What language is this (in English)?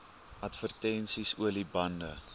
Afrikaans